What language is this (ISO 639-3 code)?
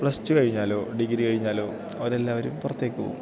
mal